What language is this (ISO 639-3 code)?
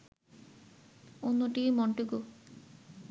ben